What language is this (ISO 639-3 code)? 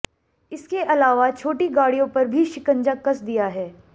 hin